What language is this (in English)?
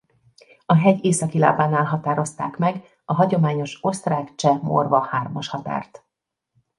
Hungarian